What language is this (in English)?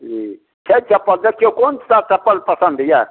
Maithili